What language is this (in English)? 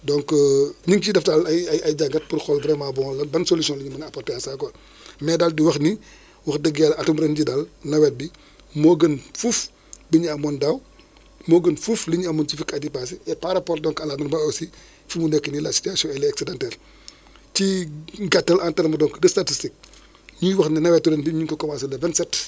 Wolof